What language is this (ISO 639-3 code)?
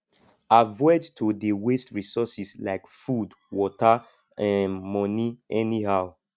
pcm